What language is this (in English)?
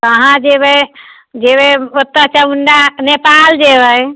Maithili